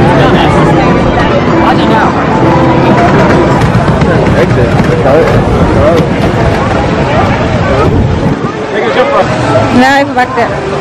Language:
Indonesian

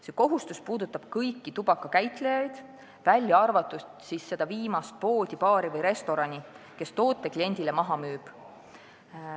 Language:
Estonian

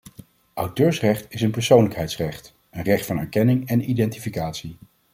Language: Dutch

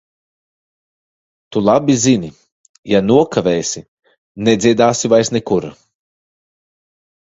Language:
Latvian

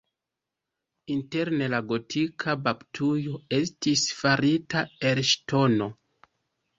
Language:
Esperanto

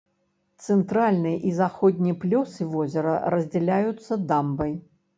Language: Belarusian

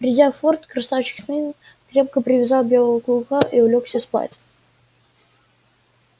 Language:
Russian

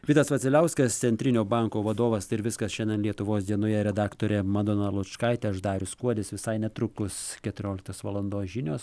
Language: Lithuanian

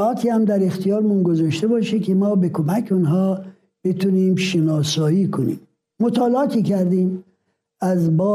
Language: Persian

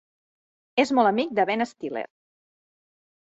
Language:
Catalan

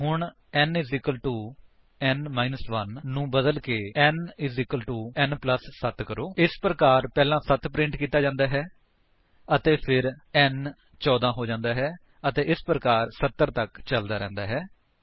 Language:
Punjabi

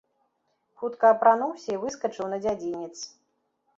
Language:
Belarusian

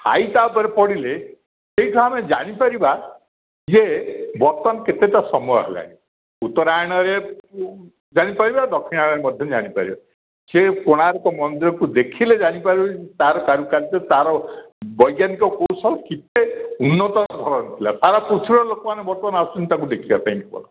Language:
Odia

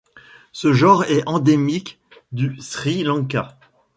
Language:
French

